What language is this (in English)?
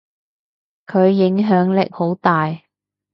Cantonese